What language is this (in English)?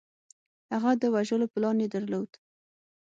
Pashto